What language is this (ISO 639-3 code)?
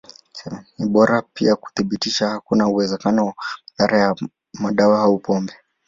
swa